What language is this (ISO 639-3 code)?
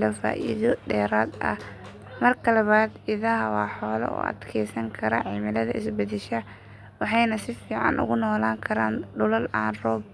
som